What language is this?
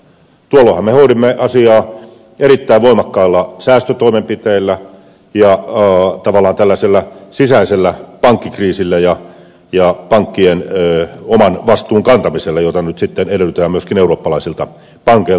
Finnish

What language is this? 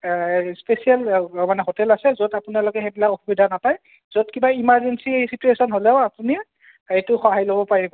Assamese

